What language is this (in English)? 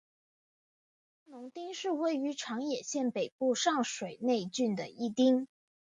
Chinese